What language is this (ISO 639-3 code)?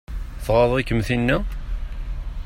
kab